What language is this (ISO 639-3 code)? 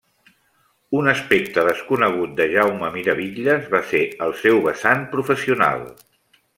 cat